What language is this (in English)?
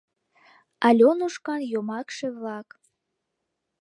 Mari